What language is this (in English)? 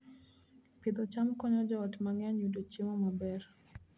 Luo (Kenya and Tanzania)